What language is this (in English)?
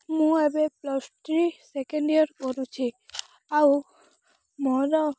Odia